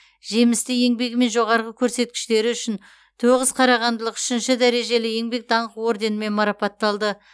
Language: Kazakh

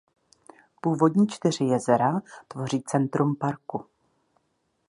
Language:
Czech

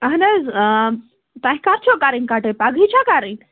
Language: Kashmiri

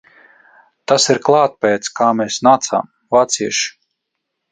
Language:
Latvian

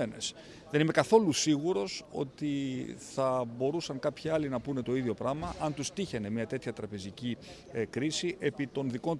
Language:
Greek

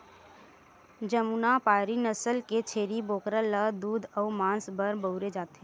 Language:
Chhattisgarhi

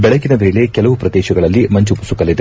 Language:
Kannada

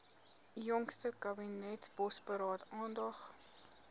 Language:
Afrikaans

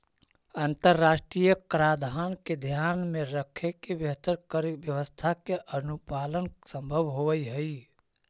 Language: Magahi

